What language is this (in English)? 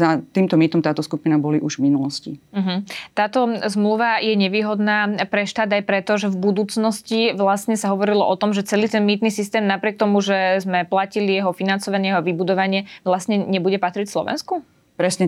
Slovak